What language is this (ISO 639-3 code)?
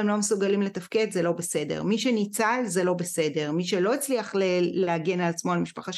heb